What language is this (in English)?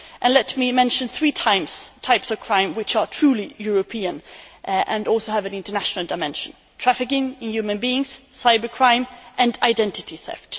English